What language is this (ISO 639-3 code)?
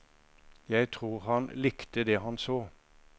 nor